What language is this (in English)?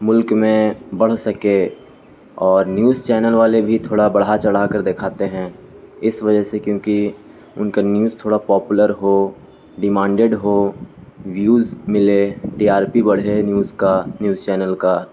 Urdu